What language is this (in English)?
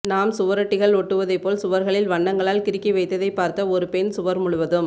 Tamil